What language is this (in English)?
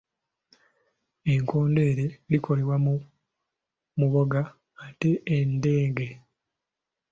Ganda